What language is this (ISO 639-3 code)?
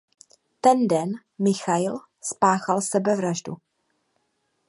ces